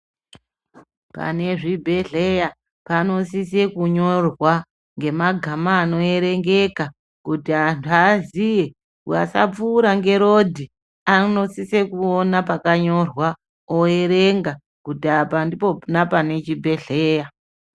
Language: Ndau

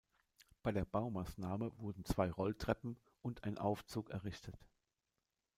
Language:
German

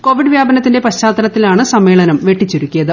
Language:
Malayalam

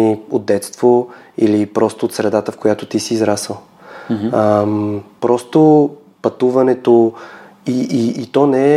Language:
Bulgarian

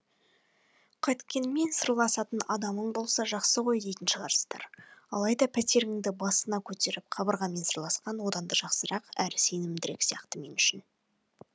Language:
Kazakh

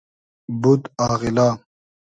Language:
Hazaragi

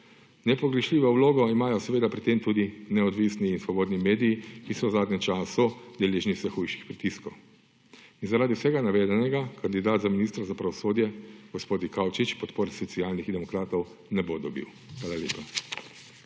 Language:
Slovenian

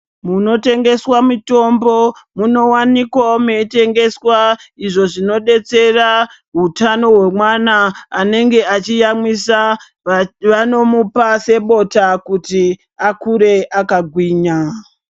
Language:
Ndau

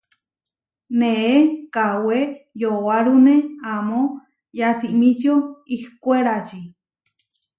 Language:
Huarijio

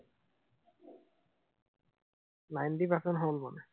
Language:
Assamese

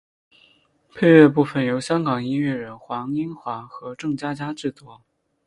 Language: Chinese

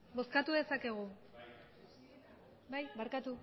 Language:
Basque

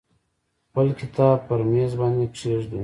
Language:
Pashto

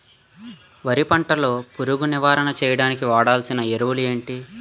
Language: Telugu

